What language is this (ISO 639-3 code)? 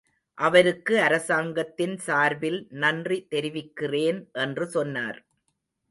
tam